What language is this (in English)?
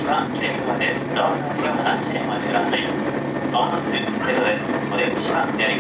Japanese